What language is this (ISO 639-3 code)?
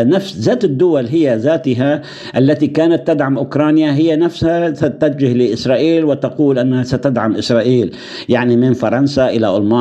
ara